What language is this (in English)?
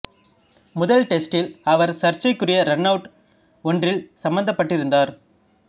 Tamil